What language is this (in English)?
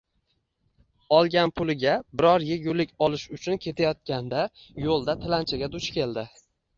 Uzbek